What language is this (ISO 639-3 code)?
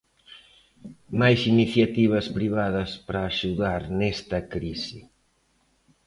glg